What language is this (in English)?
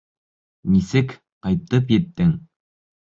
Bashkir